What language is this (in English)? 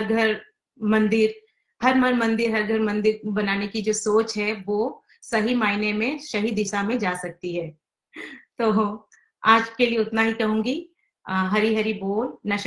Hindi